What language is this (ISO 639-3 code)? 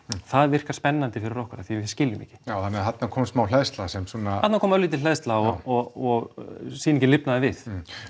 isl